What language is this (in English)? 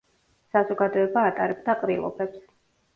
Georgian